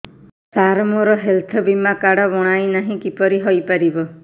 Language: Odia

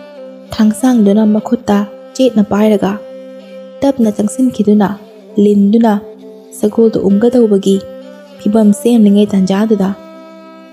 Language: Thai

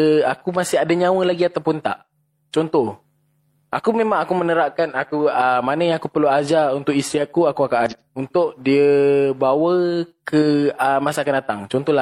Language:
Malay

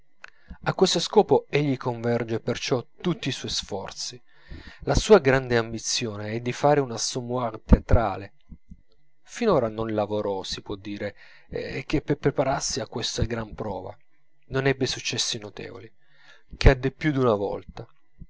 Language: Italian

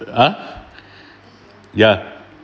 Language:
English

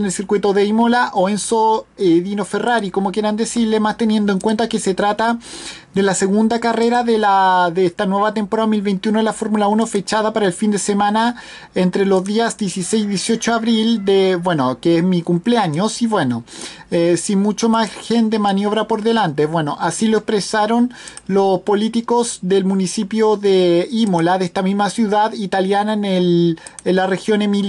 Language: Spanish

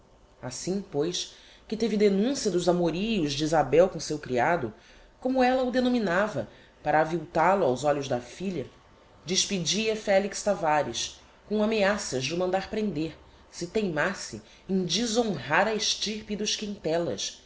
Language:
Portuguese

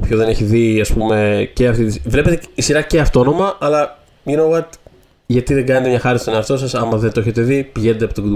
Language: Greek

